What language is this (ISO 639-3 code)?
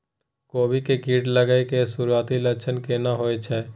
mai